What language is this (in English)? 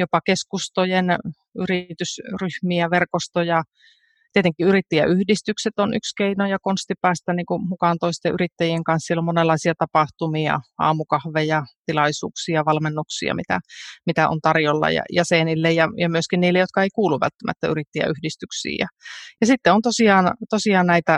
Finnish